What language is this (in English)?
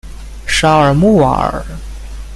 Chinese